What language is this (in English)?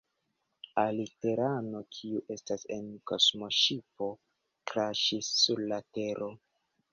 Esperanto